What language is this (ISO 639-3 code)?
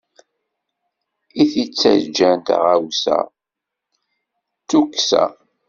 kab